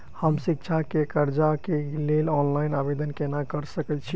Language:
Maithili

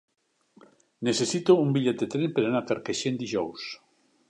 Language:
Catalan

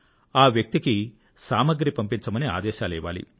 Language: Telugu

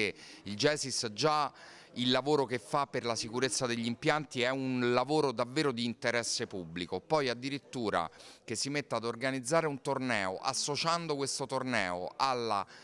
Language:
Italian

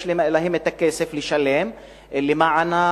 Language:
Hebrew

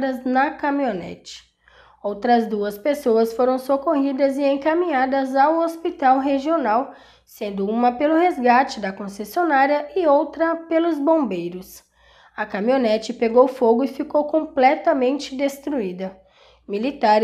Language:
Portuguese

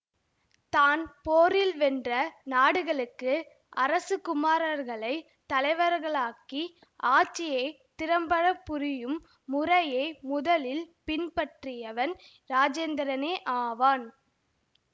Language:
Tamil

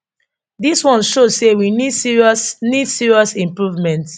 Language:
Nigerian Pidgin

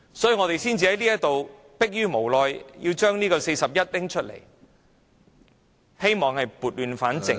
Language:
Cantonese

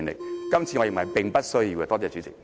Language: Cantonese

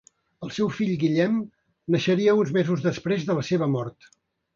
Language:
Catalan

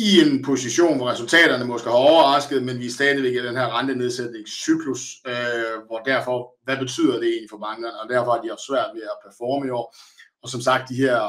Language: Danish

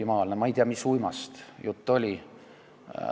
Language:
Estonian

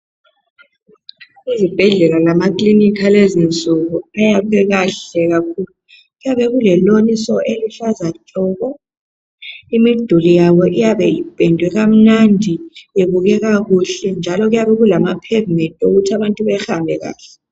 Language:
North Ndebele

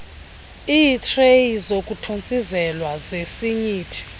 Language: Xhosa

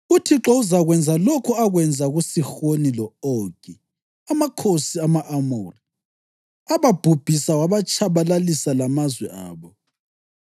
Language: North Ndebele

